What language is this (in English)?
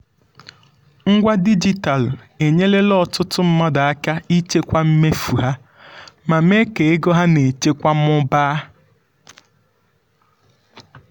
Igbo